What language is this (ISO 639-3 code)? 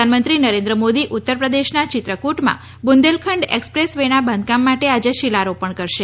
guj